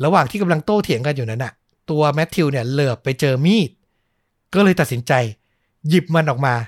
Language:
Thai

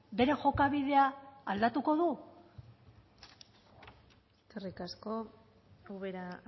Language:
Basque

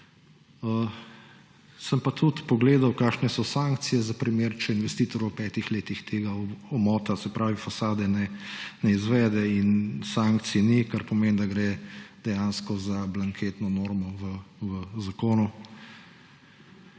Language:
Slovenian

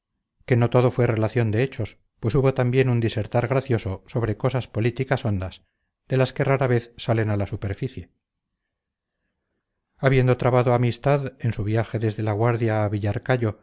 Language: Spanish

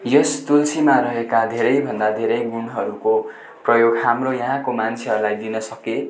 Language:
Nepali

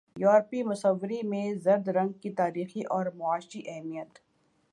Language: Urdu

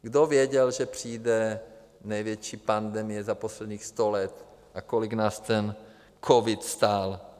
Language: Czech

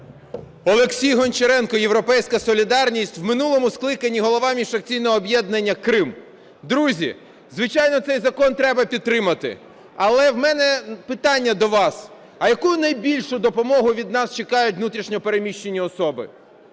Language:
Ukrainian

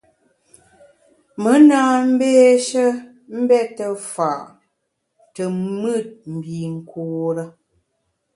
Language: Bamun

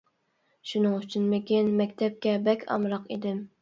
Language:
Uyghur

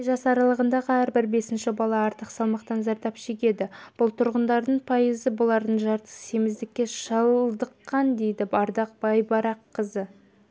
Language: Kazakh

